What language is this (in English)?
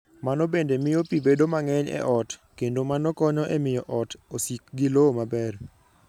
Luo (Kenya and Tanzania)